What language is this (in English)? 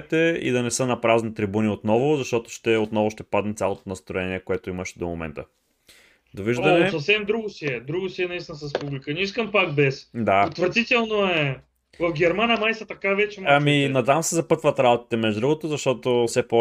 Bulgarian